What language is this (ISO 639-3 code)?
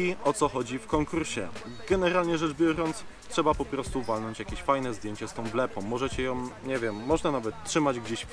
pol